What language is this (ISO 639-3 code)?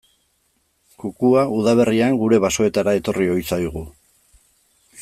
eus